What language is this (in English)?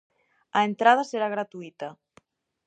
Galician